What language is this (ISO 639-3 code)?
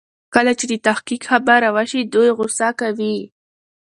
pus